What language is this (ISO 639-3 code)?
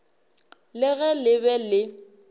nso